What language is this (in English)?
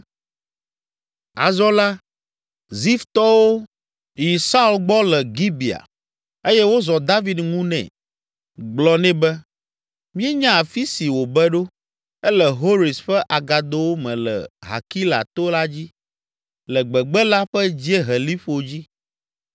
Ewe